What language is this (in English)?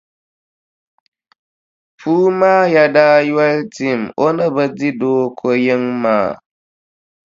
Dagbani